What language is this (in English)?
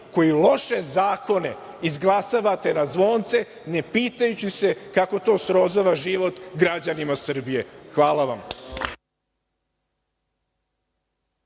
Serbian